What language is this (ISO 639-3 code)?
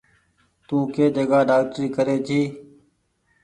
gig